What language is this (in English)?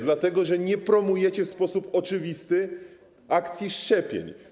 Polish